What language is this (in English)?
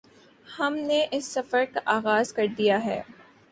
Urdu